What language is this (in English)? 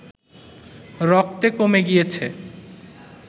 Bangla